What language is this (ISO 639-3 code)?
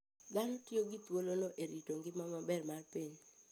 luo